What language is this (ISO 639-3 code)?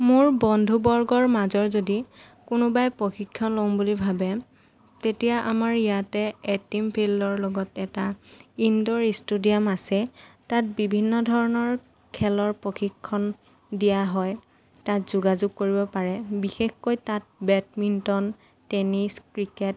asm